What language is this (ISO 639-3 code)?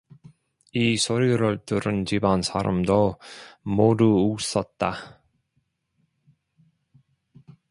kor